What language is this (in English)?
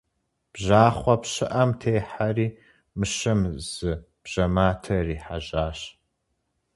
Kabardian